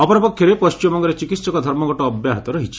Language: Odia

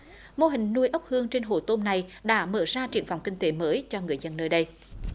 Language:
Vietnamese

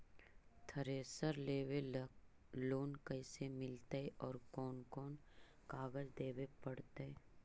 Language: Magahi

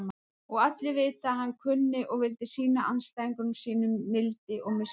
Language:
Icelandic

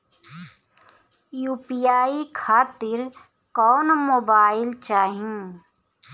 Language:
Bhojpuri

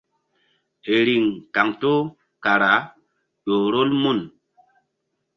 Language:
Mbum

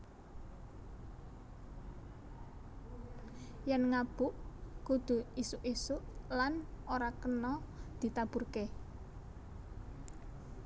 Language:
Javanese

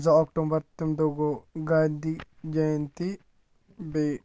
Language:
Kashmiri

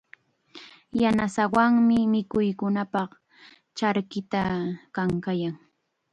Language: Chiquián Ancash Quechua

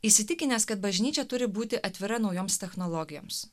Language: Lithuanian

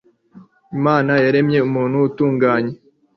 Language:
Kinyarwanda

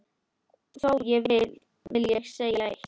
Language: Icelandic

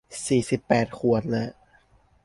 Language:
Thai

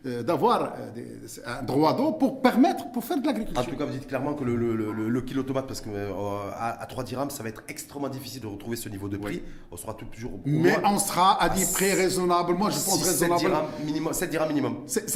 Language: French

